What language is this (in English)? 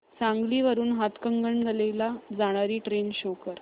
Marathi